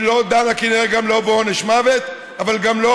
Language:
Hebrew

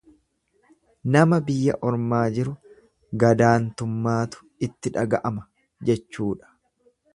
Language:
Oromo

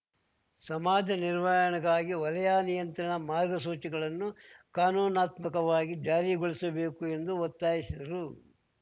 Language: Kannada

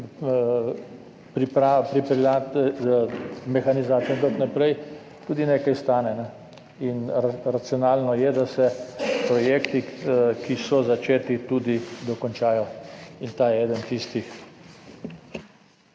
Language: Slovenian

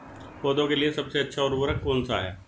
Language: Hindi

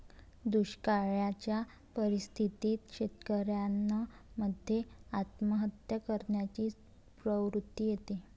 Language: Marathi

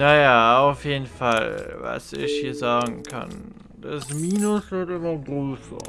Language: German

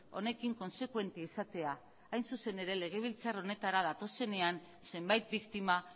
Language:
Basque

